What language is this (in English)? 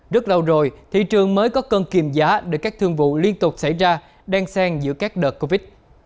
Vietnamese